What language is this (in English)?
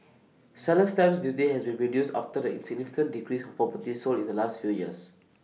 English